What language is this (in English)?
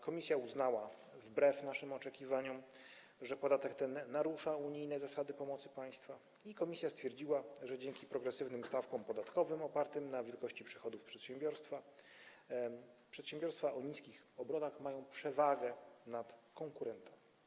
Polish